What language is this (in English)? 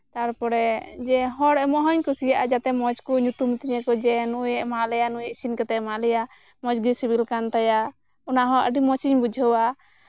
Santali